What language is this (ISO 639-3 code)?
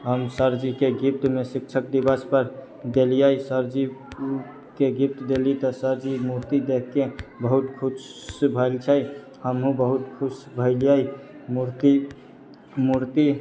mai